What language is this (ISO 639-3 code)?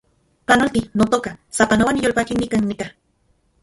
ncx